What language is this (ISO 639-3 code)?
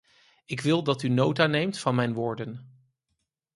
nld